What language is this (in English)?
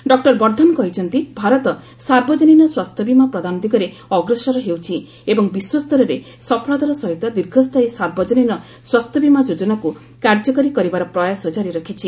Odia